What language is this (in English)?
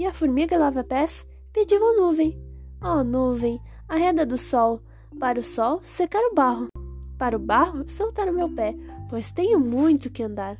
Portuguese